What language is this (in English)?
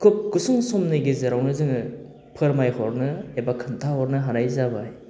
Bodo